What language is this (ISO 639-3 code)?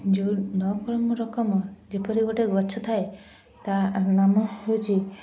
ori